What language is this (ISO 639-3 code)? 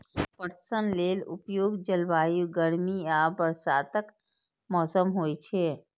mai